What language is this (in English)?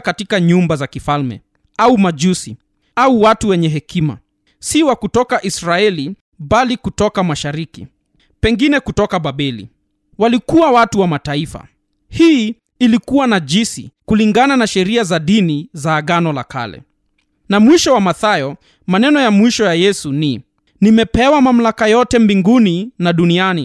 Swahili